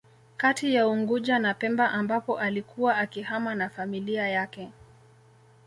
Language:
Swahili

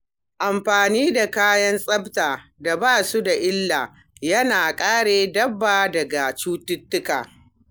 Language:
Hausa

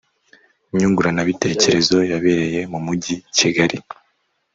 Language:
Kinyarwanda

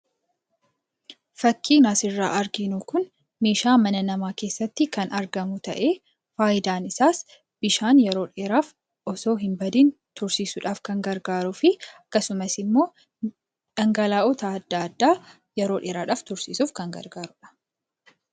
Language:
Oromo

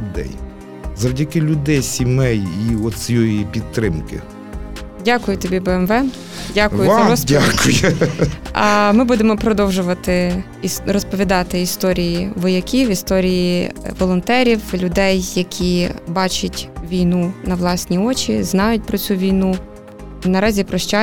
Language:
Ukrainian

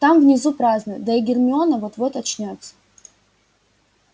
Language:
Russian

